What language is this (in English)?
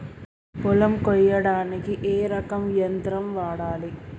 Telugu